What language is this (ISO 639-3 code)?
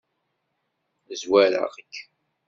kab